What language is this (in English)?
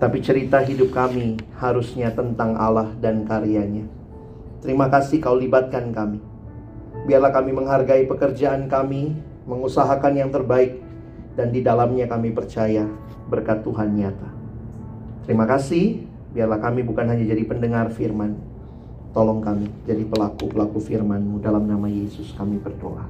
Indonesian